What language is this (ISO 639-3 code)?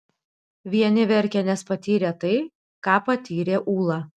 lit